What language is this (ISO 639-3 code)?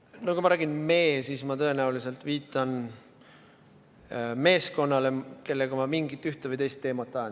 est